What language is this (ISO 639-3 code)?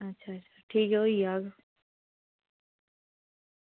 doi